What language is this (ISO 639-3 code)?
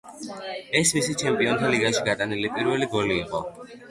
kat